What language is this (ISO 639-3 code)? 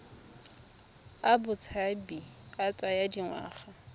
tsn